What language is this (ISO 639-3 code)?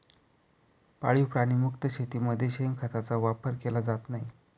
mar